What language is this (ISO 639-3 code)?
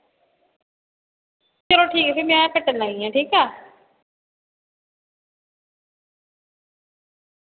doi